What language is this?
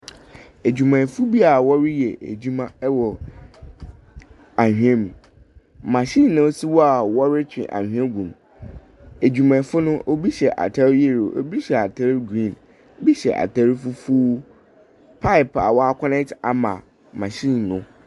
Akan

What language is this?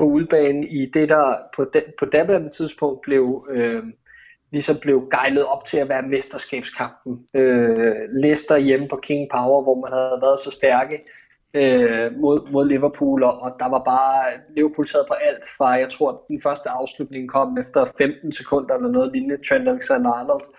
Danish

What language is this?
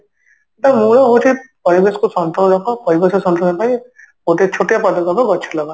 Odia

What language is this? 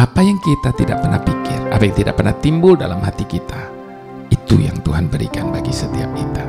Indonesian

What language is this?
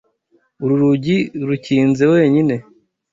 Kinyarwanda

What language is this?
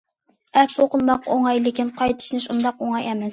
Uyghur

